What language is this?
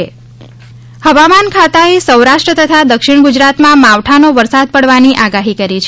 Gujarati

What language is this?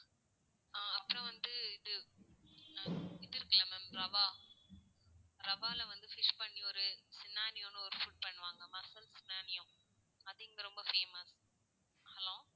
Tamil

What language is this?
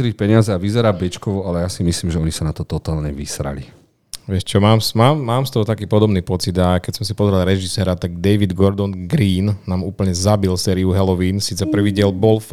Slovak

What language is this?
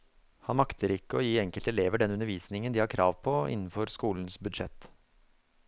Norwegian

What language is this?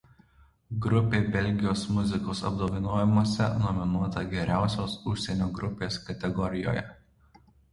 Lithuanian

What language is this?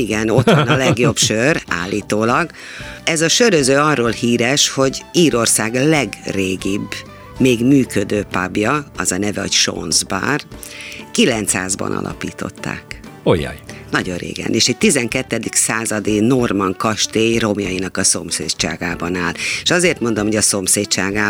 Hungarian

